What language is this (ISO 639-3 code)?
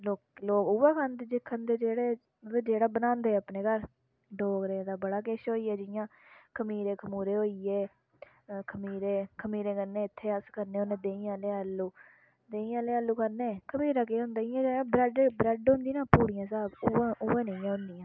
doi